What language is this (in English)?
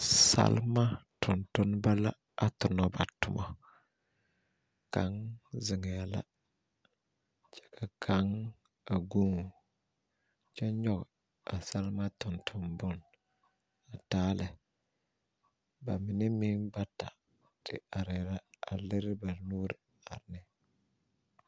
Southern Dagaare